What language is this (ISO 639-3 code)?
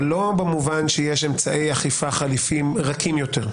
heb